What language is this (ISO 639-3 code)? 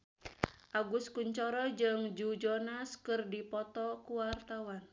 sun